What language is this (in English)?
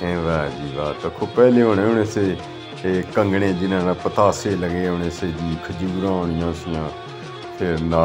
Punjabi